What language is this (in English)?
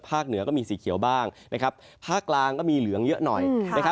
Thai